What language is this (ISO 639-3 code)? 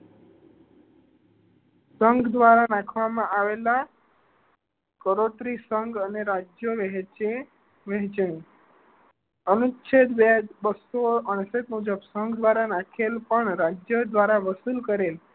guj